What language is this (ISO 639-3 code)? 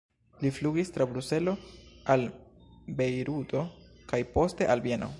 epo